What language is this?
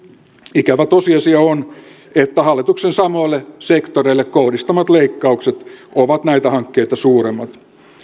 Finnish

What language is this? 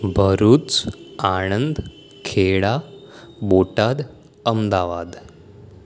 Gujarati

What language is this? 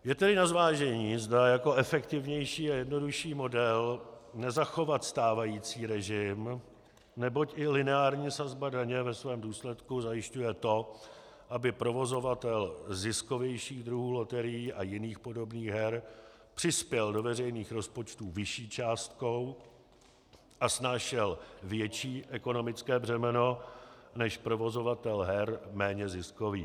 Czech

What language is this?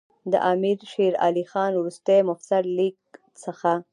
Pashto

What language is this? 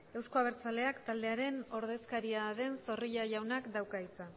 Basque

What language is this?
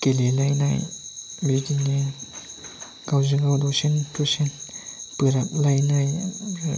Bodo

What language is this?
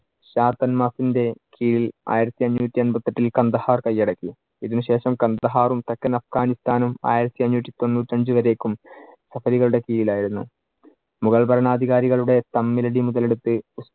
Malayalam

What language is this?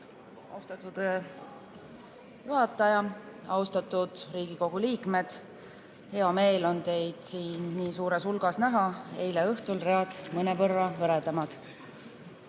Estonian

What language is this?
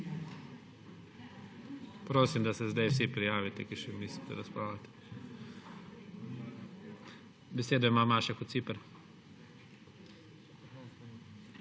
Slovenian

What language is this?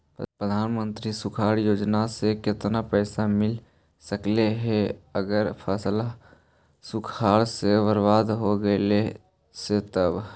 Magahi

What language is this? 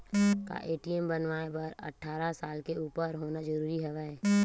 Chhattisgarhi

